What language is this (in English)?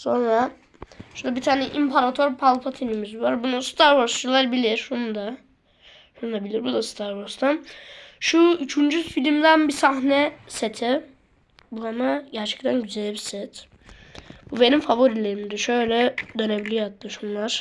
Turkish